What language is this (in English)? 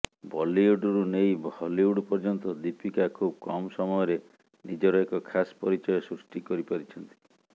Odia